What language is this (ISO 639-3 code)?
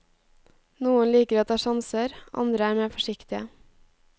nor